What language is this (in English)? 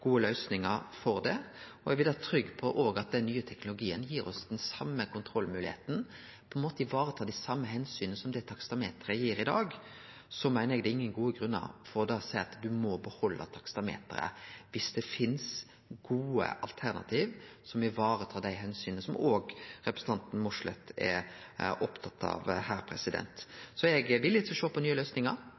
Norwegian Nynorsk